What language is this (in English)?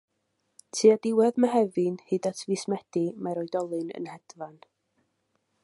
Welsh